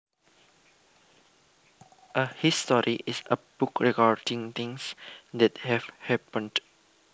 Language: Javanese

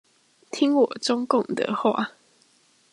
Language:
Chinese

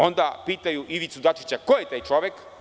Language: Serbian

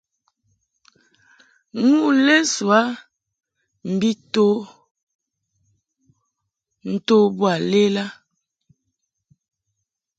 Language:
Mungaka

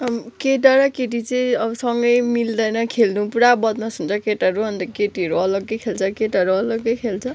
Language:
Nepali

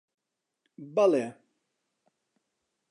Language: Central Kurdish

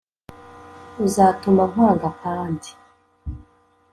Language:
Kinyarwanda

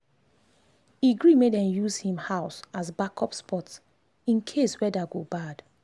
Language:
Nigerian Pidgin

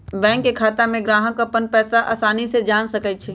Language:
Magahi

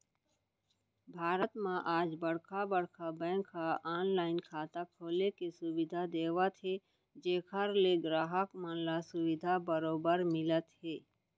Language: Chhattisgarhi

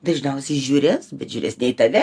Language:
Lithuanian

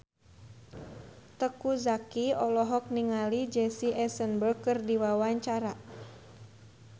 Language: Sundanese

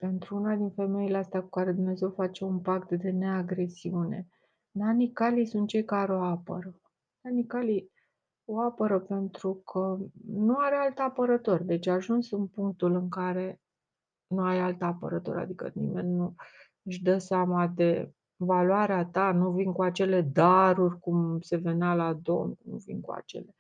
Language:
Romanian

